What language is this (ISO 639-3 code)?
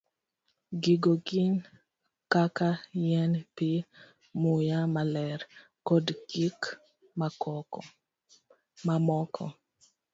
luo